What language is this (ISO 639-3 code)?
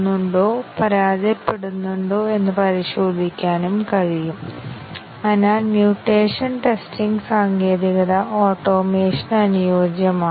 mal